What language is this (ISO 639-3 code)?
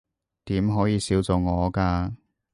yue